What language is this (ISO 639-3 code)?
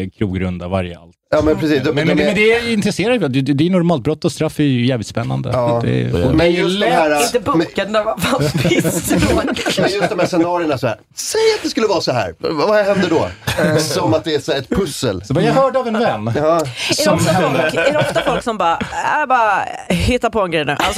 swe